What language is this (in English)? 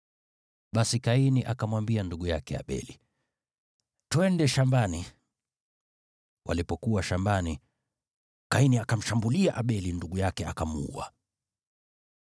Swahili